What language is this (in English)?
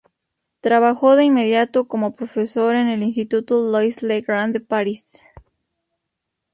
Spanish